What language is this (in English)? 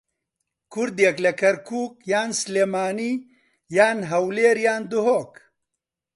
Central Kurdish